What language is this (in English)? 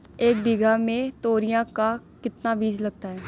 Hindi